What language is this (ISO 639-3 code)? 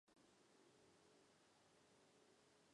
zho